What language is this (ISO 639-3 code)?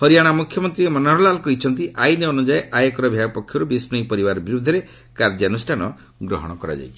ori